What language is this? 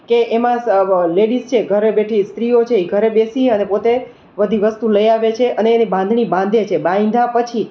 Gujarati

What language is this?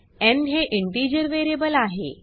Marathi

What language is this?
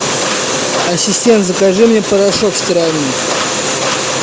Russian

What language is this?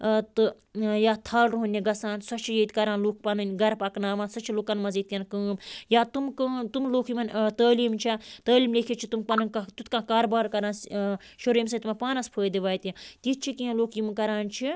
Kashmiri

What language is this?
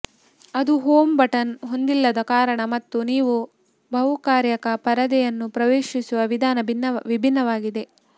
Kannada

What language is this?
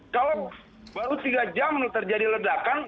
Indonesian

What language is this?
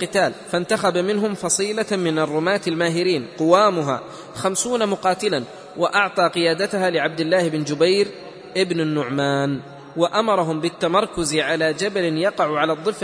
Arabic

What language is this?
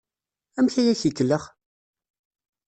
Kabyle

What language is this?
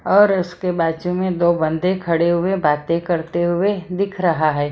Hindi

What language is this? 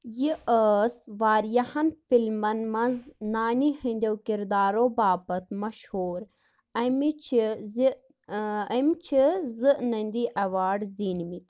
Kashmiri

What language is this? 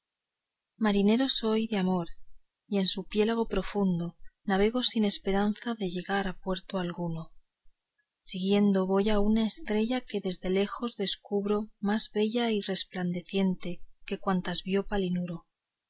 Spanish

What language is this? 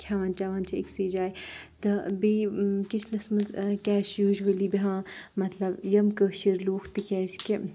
Kashmiri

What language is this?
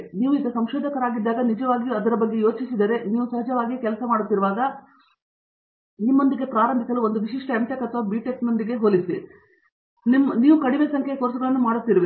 Kannada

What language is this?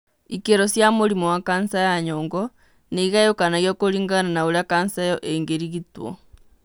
Kikuyu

